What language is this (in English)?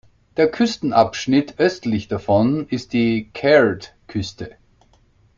German